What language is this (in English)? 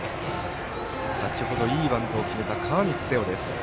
Japanese